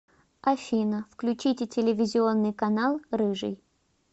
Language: Russian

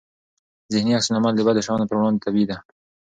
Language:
Pashto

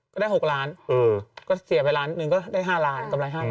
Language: Thai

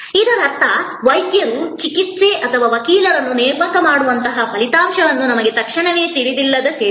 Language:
Kannada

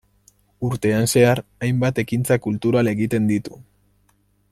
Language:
Basque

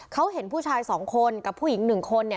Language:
Thai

